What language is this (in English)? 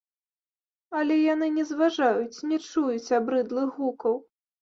Belarusian